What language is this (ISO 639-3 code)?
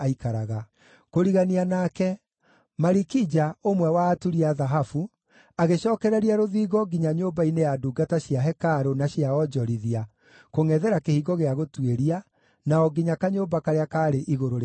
kik